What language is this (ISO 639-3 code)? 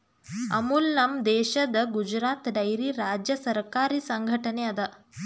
kan